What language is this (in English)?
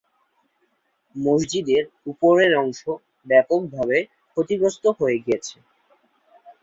Bangla